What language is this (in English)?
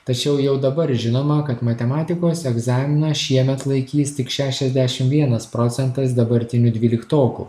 Lithuanian